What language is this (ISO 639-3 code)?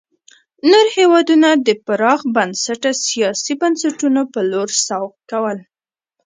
pus